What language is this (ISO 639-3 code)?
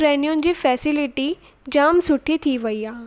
snd